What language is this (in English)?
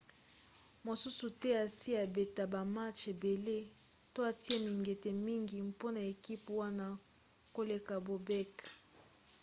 Lingala